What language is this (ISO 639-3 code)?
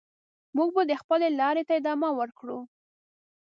pus